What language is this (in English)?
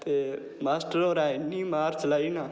Dogri